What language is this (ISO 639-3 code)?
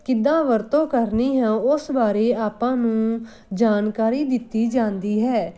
pan